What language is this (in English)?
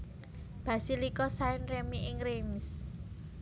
Javanese